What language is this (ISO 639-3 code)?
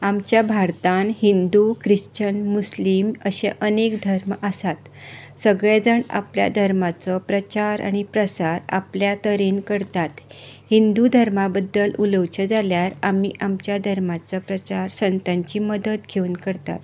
kok